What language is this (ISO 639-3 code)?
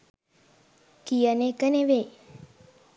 sin